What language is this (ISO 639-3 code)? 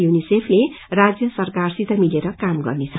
nep